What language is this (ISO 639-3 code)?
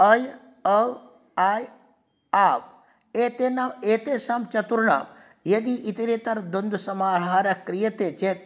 san